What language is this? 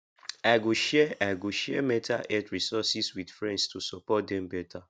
Nigerian Pidgin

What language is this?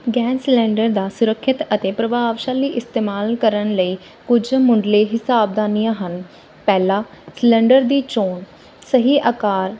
Punjabi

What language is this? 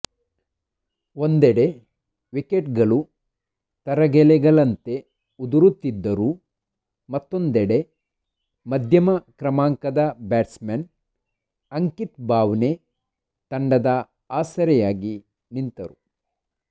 Kannada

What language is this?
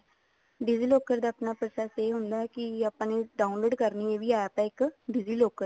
Punjabi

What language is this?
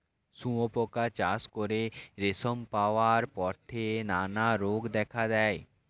Bangla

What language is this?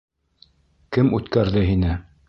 Bashkir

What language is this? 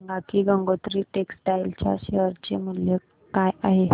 Marathi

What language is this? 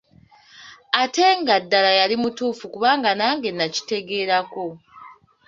Ganda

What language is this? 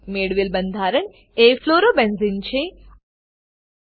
Gujarati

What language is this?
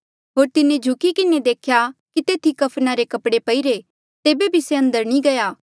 Mandeali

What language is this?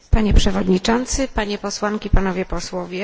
Polish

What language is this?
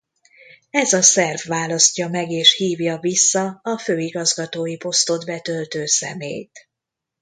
Hungarian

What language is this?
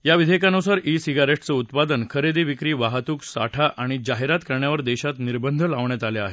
Marathi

